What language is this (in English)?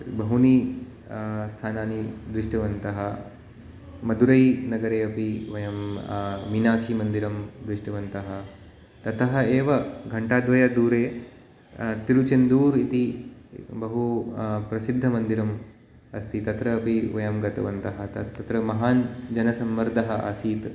Sanskrit